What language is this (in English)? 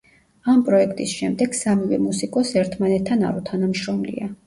Georgian